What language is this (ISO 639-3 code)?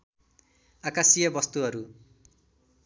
nep